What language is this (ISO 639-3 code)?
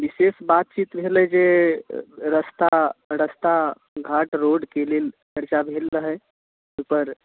mai